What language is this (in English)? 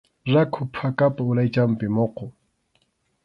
Arequipa-La Unión Quechua